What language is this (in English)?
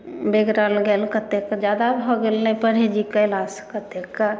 Maithili